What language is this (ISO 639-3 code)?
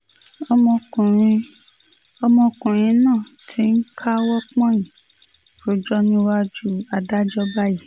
yor